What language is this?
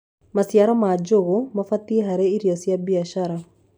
Kikuyu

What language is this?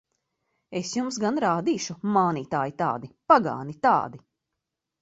Latvian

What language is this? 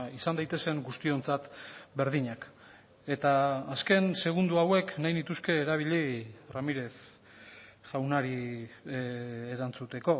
Basque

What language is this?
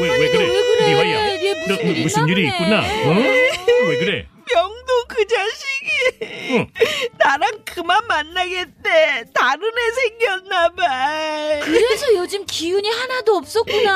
Korean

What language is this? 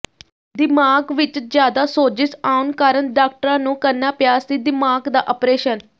Punjabi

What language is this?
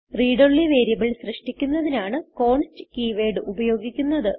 Malayalam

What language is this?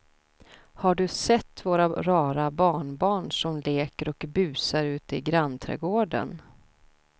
Swedish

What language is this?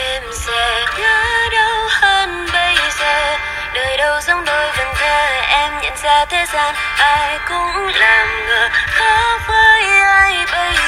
Vietnamese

